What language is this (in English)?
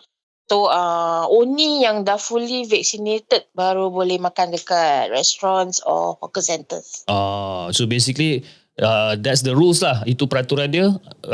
Malay